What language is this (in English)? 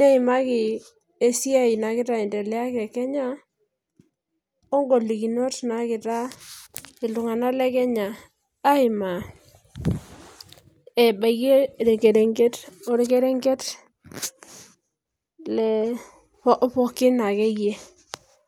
Masai